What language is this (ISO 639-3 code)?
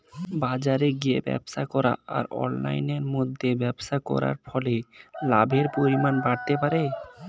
ben